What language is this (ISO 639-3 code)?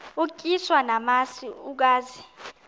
xho